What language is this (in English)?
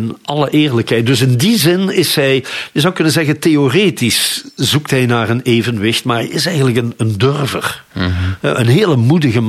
Dutch